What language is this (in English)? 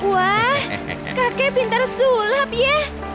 Indonesian